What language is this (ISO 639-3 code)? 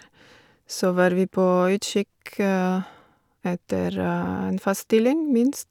nor